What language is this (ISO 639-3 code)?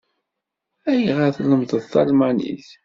kab